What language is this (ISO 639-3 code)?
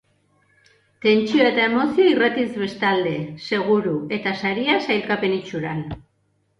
eus